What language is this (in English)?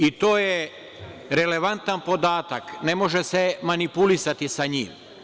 Serbian